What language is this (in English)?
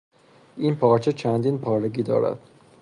Persian